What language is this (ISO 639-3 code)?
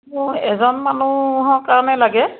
asm